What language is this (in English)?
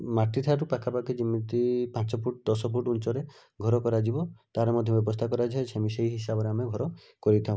Odia